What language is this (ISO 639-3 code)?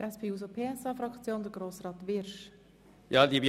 gsw